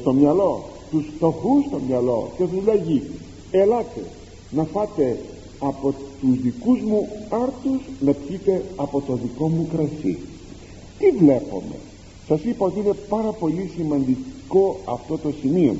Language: Greek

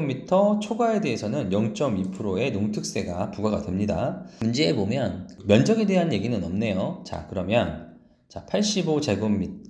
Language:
Korean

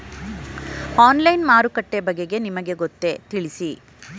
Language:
Kannada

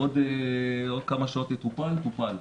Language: Hebrew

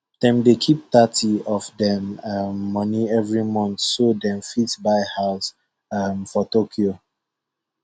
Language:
Nigerian Pidgin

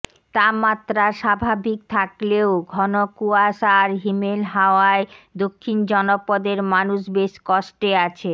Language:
Bangla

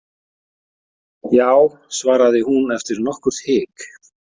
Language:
Icelandic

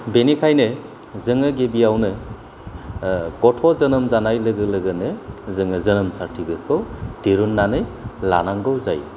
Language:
Bodo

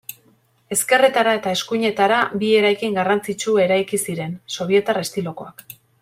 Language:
Basque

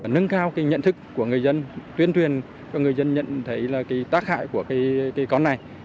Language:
Vietnamese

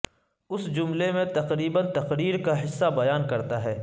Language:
Urdu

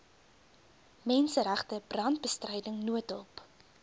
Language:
Afrikaans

